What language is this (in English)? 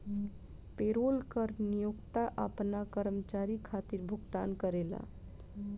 Bhojpuri